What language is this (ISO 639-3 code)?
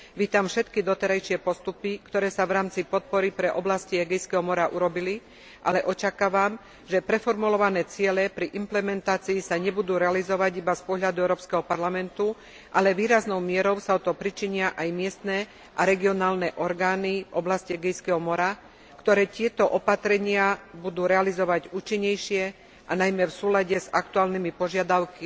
slk